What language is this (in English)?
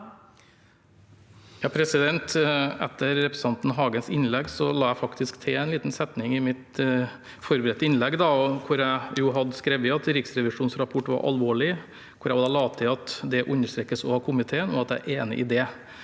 Norwegian